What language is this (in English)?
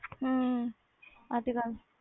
Punjabi